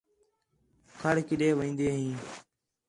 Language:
Khetrani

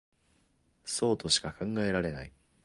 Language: Japanese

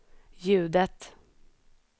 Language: Swedish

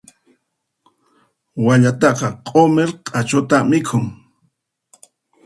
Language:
Puno Quechua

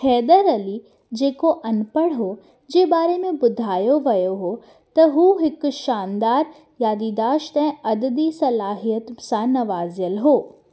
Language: Sindhi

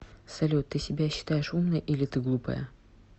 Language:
Russian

